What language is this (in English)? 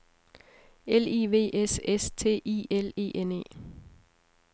Danish